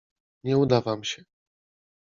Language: Polish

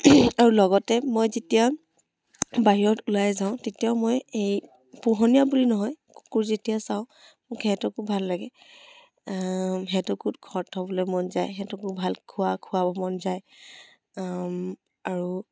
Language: Assamese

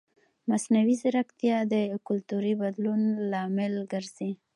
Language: Pashto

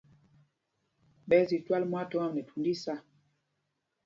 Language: Mpumpong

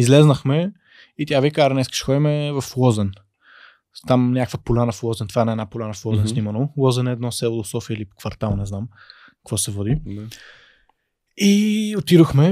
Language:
Bulgarian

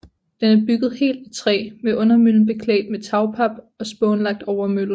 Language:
Danish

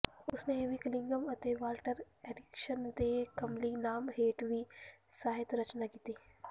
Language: Punjabi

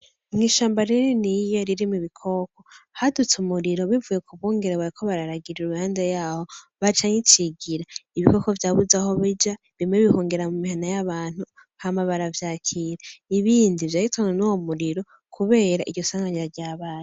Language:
Rundi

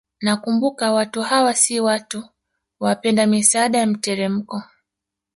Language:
Swahili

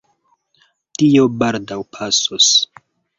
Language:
Esperanto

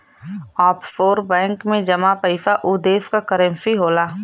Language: Bhojpuri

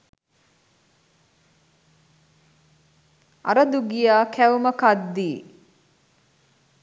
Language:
Sinhala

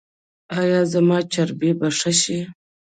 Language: Pashto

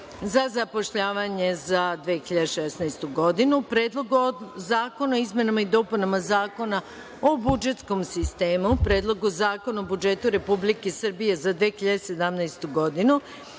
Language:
Serbian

